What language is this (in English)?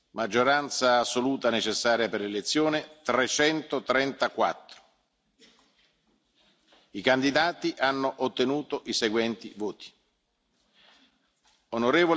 Italian